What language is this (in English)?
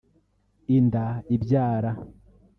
Kinyarwanda